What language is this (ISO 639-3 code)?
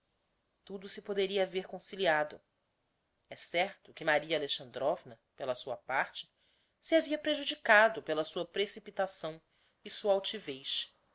por